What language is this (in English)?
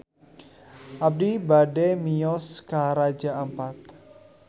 Sundanese